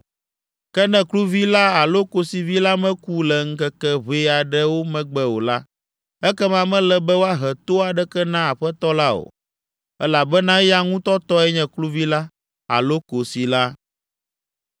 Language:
Ewe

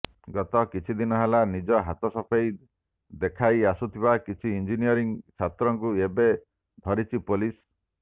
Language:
Odia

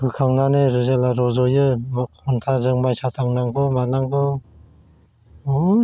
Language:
Bodo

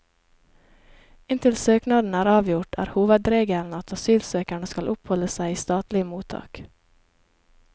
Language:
Norwegian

